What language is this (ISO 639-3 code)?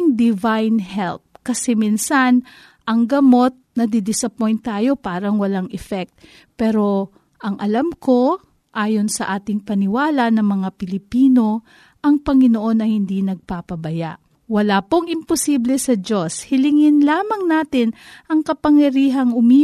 fil